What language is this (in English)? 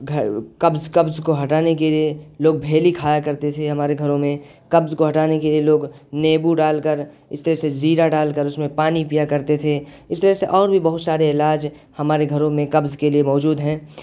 Urdu